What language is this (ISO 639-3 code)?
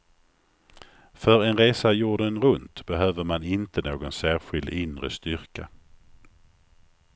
swe